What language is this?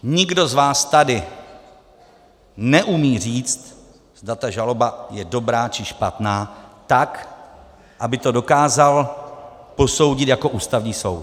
Czech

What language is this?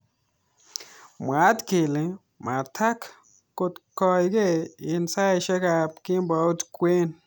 Kalenjin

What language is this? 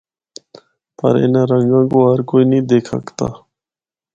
Northern Hindko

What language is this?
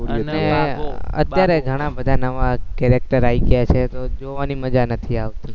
Gujarati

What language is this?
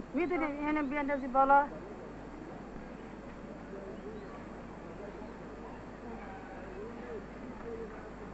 Persian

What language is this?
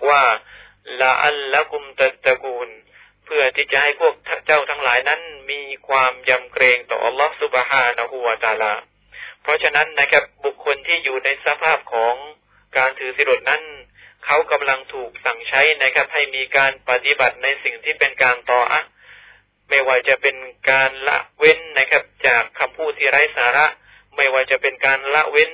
Thai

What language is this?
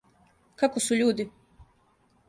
Serbian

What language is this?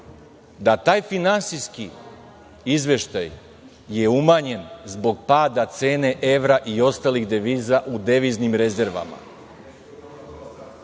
Serbian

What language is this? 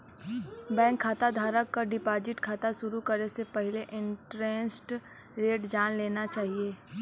Bhojpuri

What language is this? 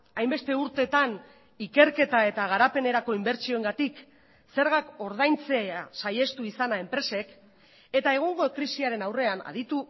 Basque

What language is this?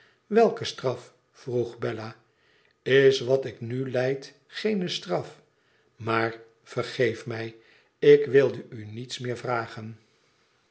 Dutch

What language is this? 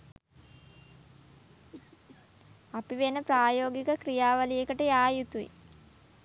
Sinhala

